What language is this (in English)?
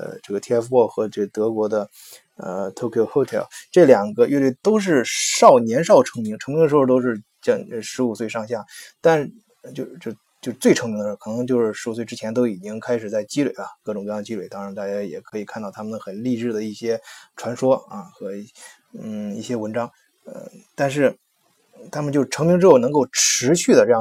Chinese